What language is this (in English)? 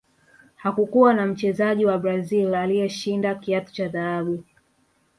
Swahili